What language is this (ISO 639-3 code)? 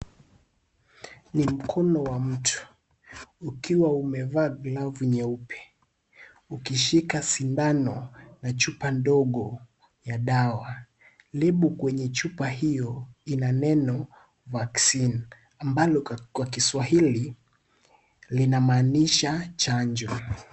swa